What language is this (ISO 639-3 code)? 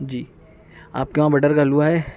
urd